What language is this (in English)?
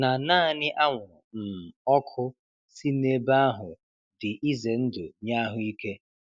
Igbo